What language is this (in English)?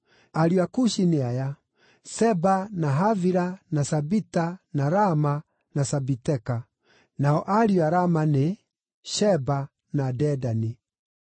Kikuyu